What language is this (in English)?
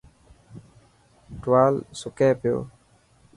Dhatki